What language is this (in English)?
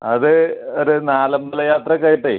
Malayalam